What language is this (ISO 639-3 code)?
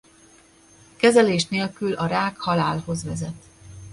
hun